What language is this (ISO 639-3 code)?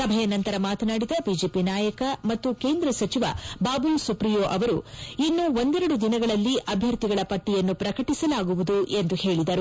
kan